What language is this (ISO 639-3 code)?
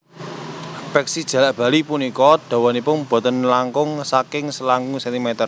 jav